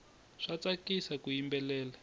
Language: Tsonga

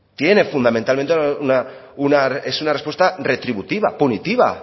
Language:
Spanish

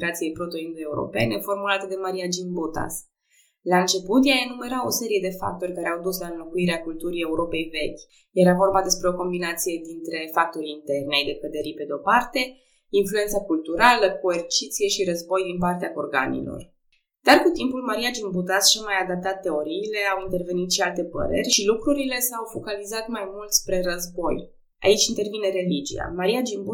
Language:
Romanian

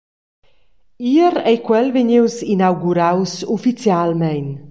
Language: Romansh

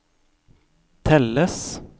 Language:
Norwegian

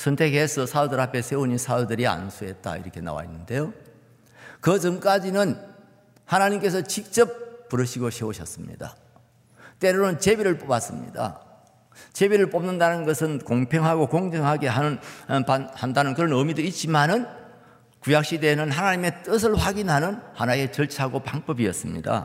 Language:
Korean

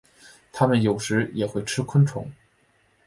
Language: Chinese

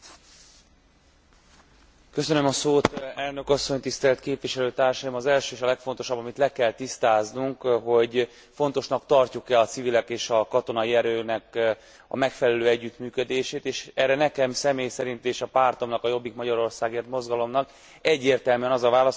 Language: Hungarian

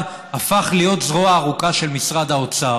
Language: Hebrew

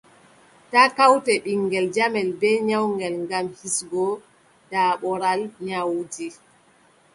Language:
Adamawa Fulfulde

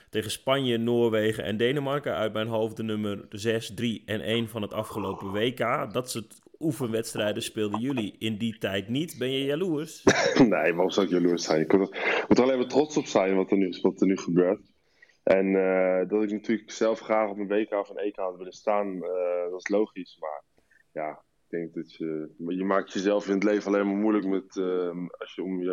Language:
Dutch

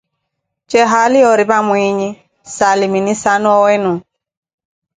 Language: Koti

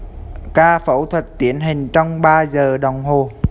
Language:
Vietnamese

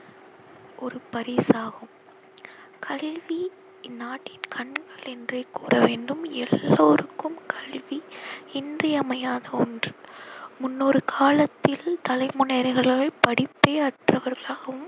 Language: Tamil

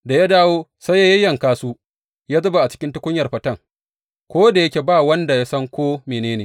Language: Hausa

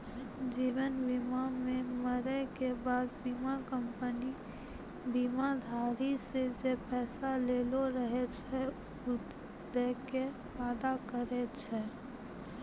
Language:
Maithili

